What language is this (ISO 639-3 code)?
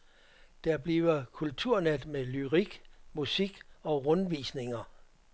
dan